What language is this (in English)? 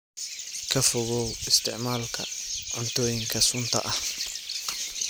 Somali